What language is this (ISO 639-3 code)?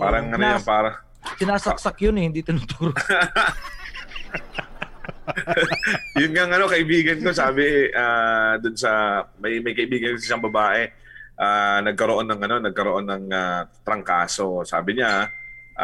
fil